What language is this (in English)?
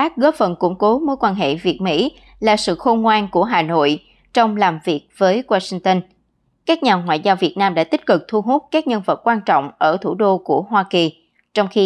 Vietnamese